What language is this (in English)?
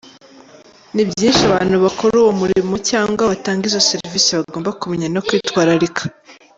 Kinyarwanda